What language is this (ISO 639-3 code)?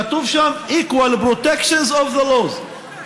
heb